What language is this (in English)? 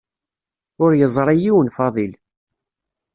Kabyle